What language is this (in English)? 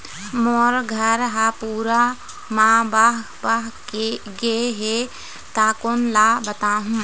Chhattisgarhi